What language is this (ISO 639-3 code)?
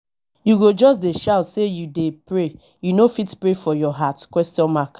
pcm